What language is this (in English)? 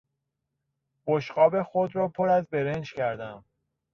Persian